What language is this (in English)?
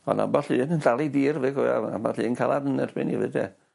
Welsh